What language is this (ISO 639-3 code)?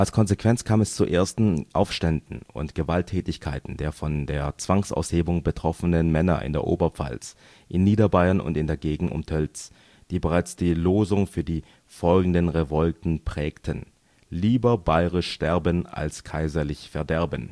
deu